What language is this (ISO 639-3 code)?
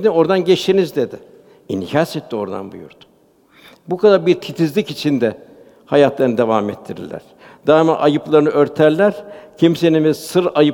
tur